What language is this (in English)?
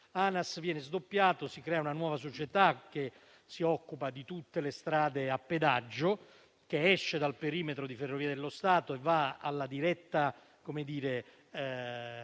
Italian